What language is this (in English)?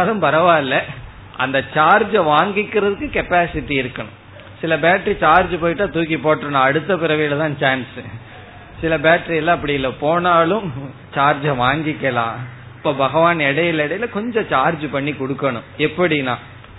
Tamil